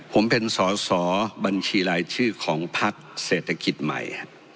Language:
Thai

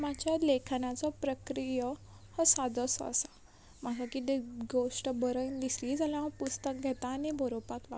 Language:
Konkani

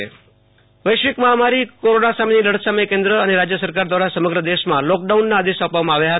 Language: Gujarati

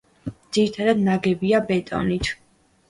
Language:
Georgian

